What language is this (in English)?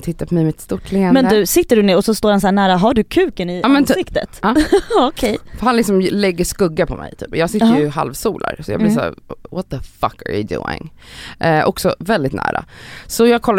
Swedish